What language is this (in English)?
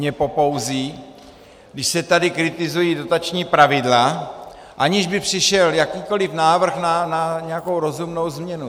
Czech